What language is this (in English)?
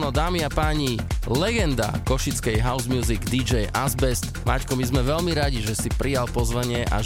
Slovak